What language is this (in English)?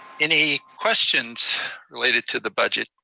English